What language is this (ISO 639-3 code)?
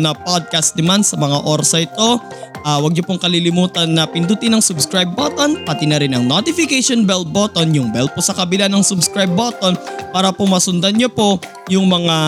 fil